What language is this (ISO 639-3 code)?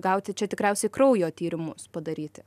lit